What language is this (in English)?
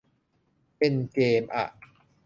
Thai